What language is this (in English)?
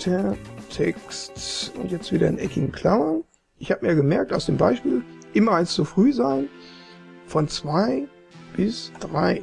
German